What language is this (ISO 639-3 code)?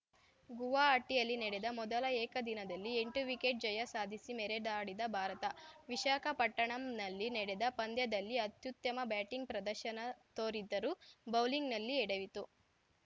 kan